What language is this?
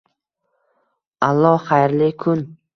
Uzbek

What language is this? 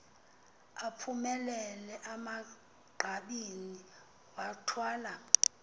Xhosa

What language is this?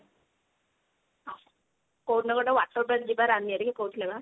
Odia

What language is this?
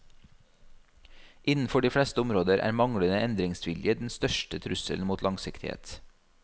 Norwegian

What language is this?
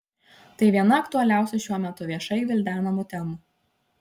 Lithuanian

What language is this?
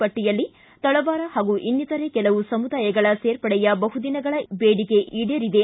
Kannada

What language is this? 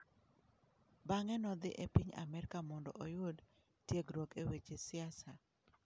Luo (Kenya and Tanzania)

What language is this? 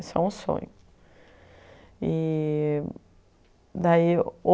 Portuguese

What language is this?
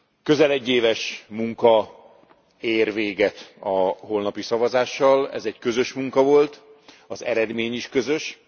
Hungarian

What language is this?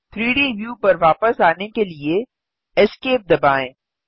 Hindi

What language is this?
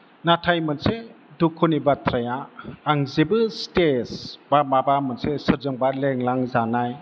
Bodo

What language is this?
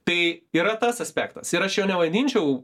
Lithuanian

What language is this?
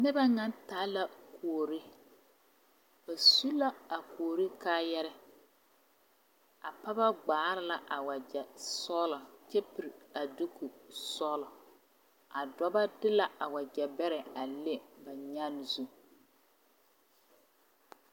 Southern Dagaare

